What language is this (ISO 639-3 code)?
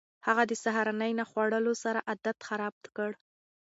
pus